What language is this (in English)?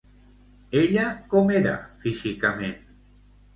Catalan